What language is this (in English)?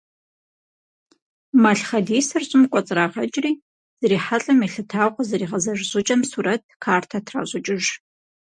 Kabardian